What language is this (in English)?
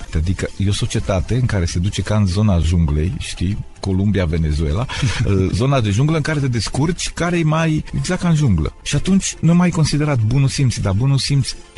Romanian